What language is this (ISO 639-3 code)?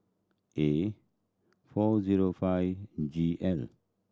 eng